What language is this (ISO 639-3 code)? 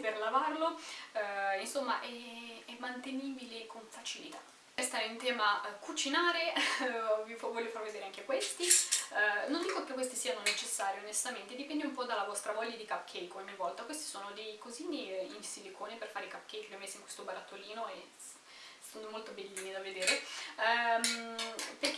ita